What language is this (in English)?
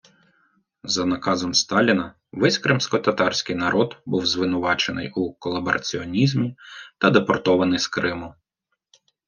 Ukrainian